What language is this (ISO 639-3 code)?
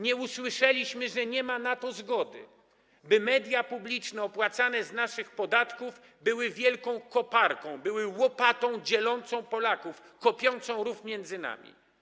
pol